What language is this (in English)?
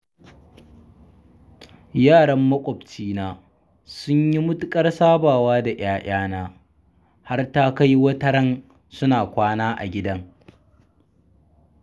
Hausa